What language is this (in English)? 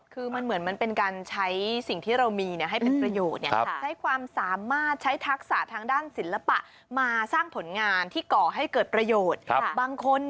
Thai